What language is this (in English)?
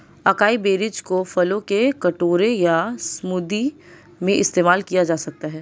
Hindi